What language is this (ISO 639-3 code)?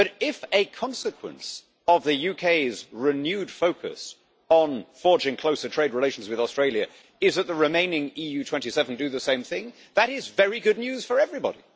eng